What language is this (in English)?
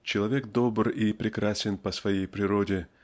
Russian